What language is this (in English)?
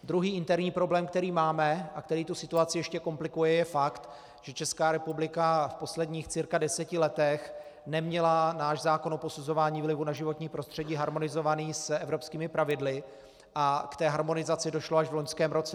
Czech